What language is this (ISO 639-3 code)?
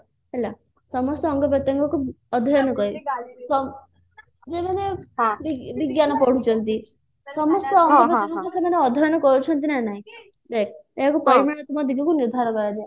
ori